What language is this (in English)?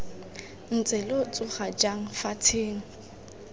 Tswana